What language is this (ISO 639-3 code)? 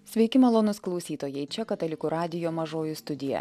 lit